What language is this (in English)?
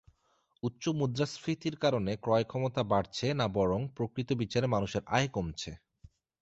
Bangla